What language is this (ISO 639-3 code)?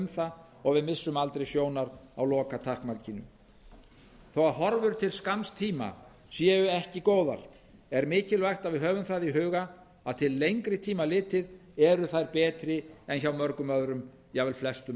isl